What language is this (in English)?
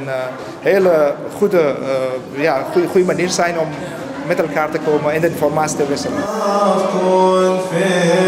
Dutch